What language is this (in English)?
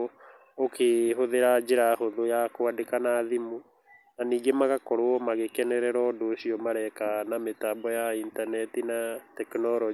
Kikuyu